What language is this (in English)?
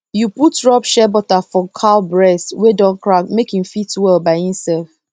Nigerian Pidgin